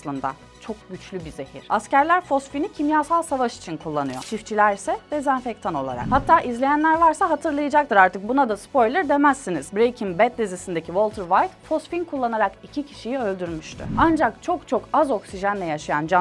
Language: Turkish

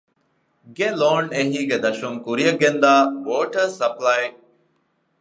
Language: Divehi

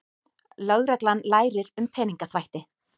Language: Icelandic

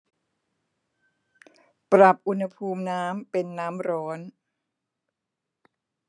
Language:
Thai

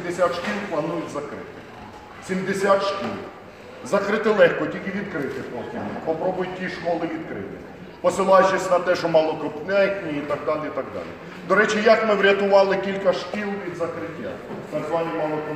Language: Ukrainian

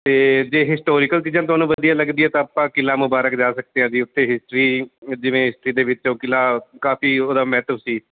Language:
Punjabi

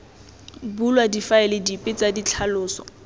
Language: Tswana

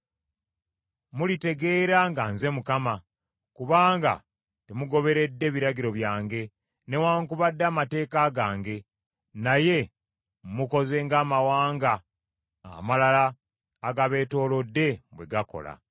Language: Ganda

